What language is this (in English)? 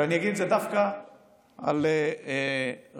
Hebrew